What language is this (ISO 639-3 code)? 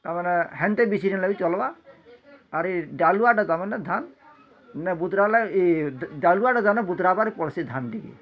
ori